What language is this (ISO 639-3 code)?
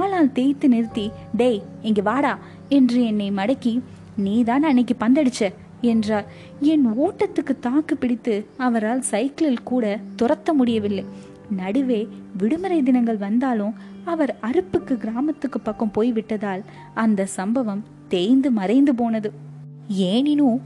tam